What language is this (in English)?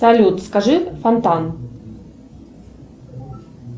Russian